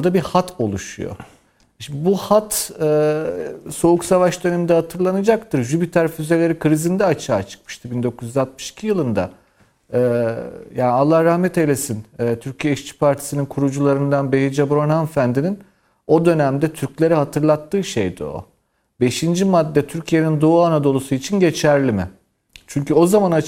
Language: Turkish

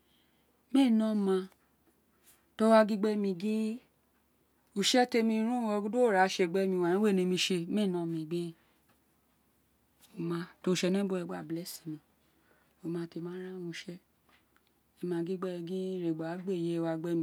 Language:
Isekiri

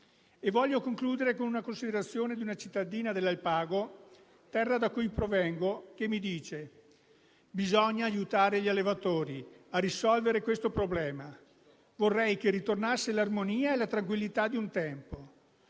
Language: Italian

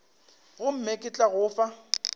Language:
Northern Sotho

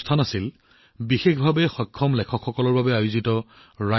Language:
Assamese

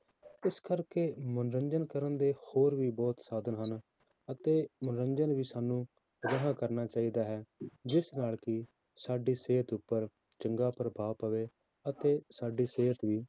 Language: Punjabi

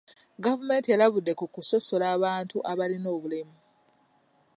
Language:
Ganda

